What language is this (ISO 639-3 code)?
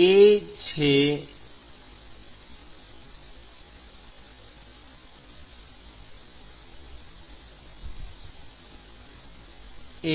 guj